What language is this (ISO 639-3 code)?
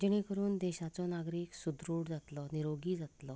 kok